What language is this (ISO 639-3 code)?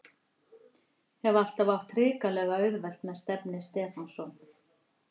isl